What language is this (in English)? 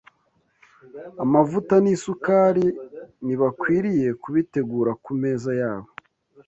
Kinyarwanda